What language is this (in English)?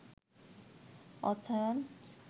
Bangla